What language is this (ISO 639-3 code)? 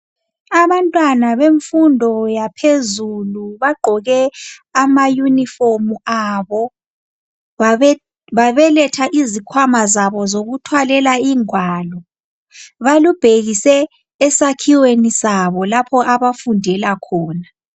nde